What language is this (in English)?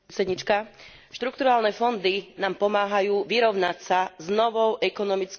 Slovak